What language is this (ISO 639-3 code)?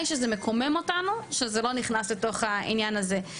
heb